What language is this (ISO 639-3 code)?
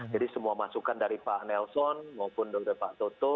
ind